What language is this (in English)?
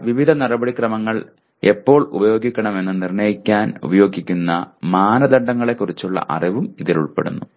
Malayalam